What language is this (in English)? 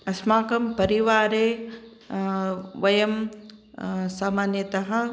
Sanskrit